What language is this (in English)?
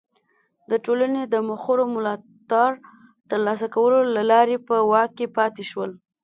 Pashto